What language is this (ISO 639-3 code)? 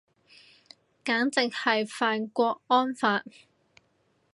yue